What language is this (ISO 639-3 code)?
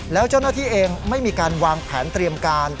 tha